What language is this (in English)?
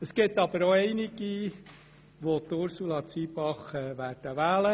Swiss German